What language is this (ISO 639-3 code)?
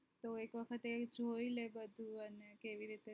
guj